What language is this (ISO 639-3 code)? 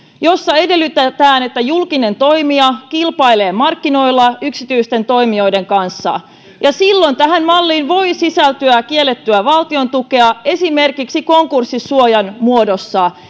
fin